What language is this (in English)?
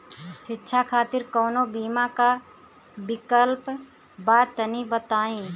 Bhojpuri